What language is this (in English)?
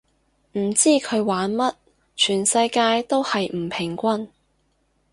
Cantonese